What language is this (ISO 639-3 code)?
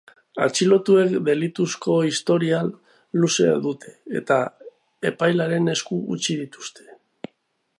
eus